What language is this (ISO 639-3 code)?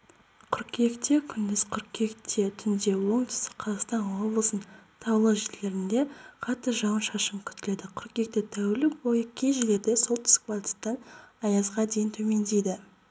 kaz